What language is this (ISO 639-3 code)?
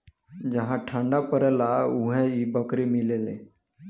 bho